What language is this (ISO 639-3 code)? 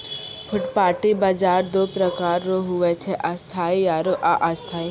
mai